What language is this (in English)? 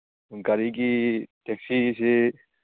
Manipuri